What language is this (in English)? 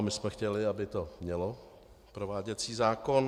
Czech